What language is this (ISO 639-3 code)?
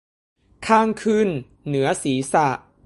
tha